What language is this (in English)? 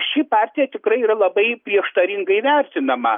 Lithuanian